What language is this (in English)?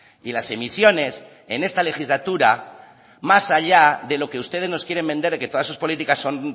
Spanish